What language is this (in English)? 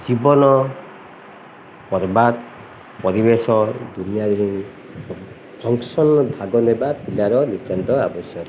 Odia